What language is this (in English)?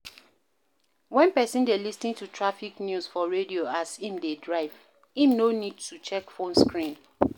Nigerian Pidgin